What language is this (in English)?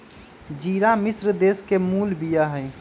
Magahi